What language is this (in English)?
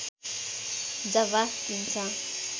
Nepali